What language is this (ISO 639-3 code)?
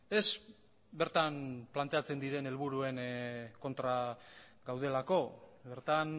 eus